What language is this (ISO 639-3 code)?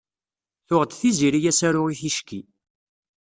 kab